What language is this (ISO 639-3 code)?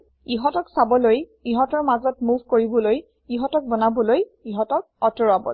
asm